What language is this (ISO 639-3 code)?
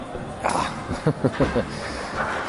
cym